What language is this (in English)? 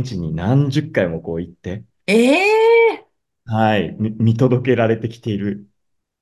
Japanese